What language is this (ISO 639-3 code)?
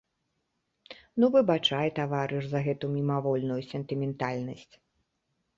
bel